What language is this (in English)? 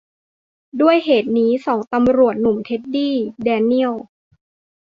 Thai